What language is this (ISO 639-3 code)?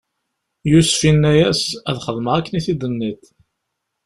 kab